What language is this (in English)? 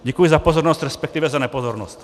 Czech